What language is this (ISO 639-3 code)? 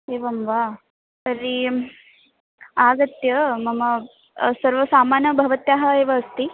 san